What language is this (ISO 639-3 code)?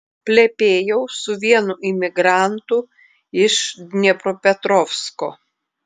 lit